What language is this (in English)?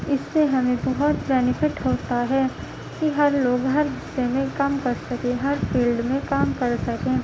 Urdu